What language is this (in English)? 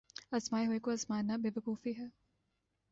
Urdu